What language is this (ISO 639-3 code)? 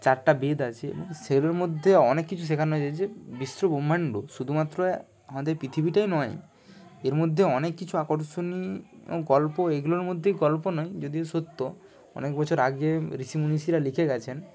ben